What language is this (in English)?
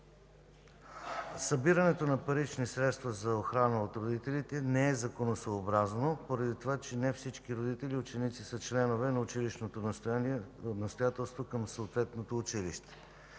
Bulgarian